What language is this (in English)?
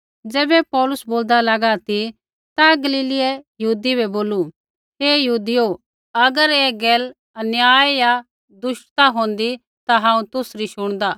Kullu Pahari